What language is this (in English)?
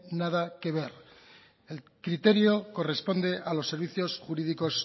Spanish